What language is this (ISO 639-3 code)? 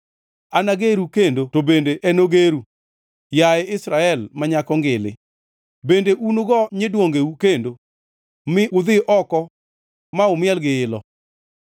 luo